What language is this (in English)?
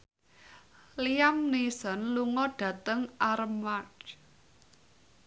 Javanese